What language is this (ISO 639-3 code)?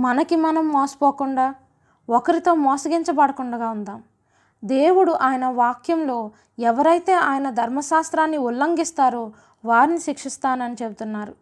tel